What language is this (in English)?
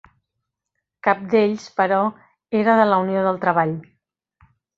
Catalan